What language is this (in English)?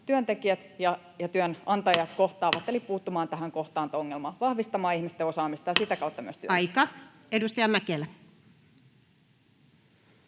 Finnish